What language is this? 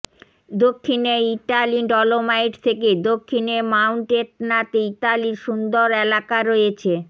Bangla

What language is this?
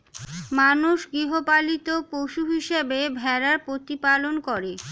Bangla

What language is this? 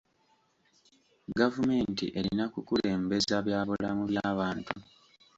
Ganda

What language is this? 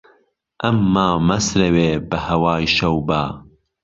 Central Kurdish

